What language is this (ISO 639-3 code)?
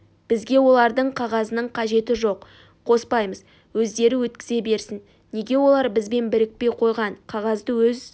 kaz